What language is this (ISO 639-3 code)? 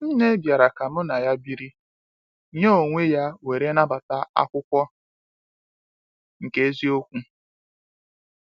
ibo